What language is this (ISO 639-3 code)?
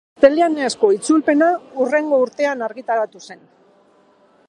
eus